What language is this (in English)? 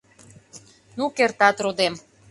Mari